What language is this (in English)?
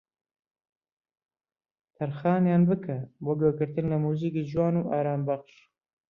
Central Kurdish